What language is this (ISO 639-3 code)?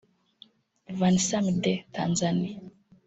kin